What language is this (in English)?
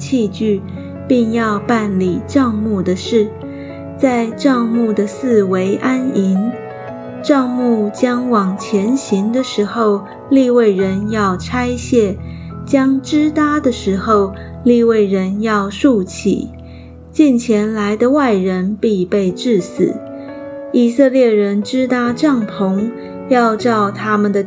Chinese